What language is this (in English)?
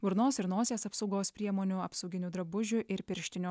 Lithuanian